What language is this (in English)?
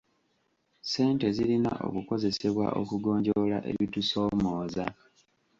Ganda